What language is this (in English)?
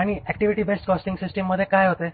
Marathi